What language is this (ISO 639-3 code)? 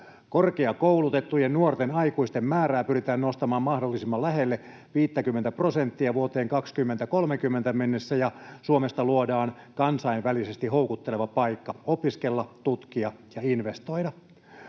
fin